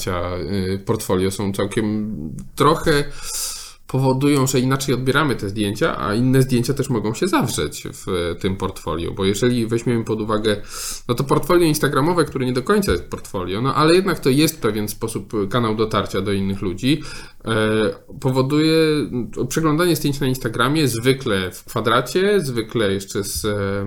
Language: Polish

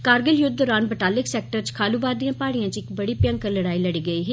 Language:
Dogri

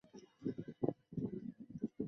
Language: Chinese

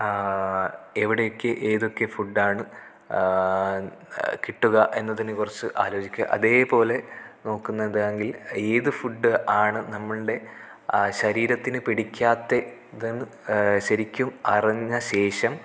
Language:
Malayalam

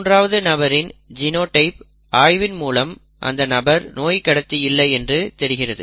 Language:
Tamil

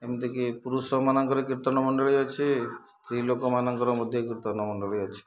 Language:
Odia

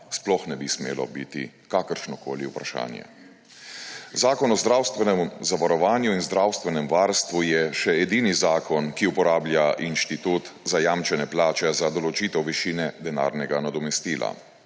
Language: Slovenian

